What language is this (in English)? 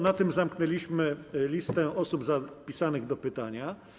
Polish